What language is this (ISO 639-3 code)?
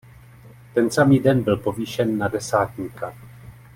ces